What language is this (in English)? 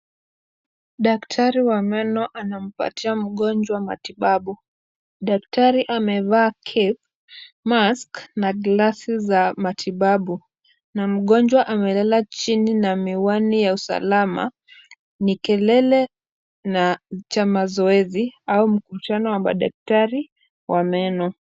Swahili